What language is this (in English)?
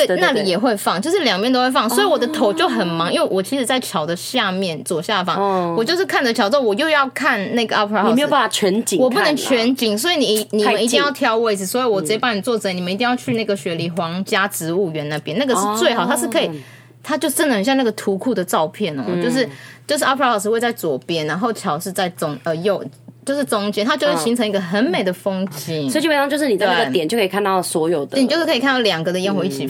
Chinese